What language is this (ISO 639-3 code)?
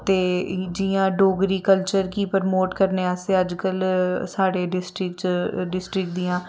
doi